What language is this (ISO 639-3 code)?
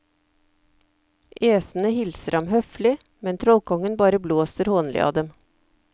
nor